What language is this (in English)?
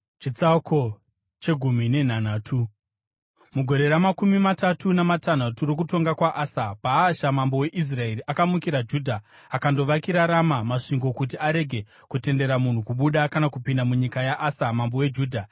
Shona